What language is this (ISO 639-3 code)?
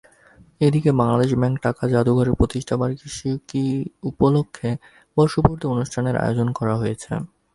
ben